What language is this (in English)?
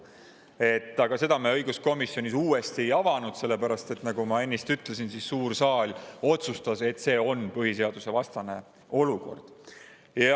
Estonian